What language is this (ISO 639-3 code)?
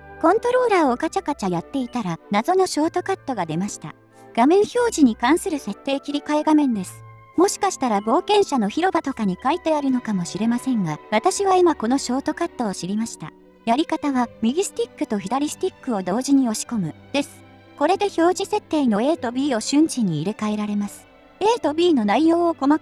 jpn